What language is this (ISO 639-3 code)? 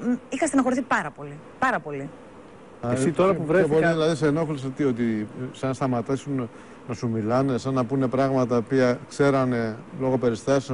ell